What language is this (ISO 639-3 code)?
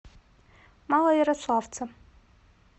rus